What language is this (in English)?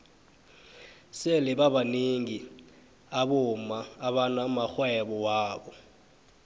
South Ndebele